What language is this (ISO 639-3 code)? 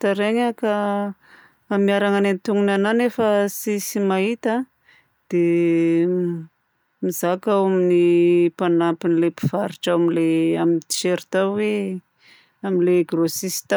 bzc